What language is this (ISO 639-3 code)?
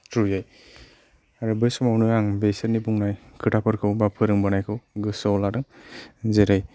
brx